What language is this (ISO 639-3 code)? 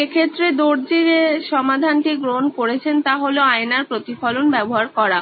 ben